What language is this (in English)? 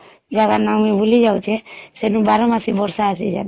Odia